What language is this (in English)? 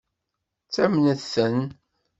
Kabyle